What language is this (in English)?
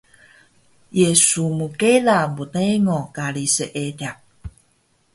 Taroko